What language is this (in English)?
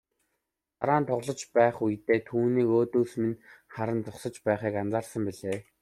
Mongolian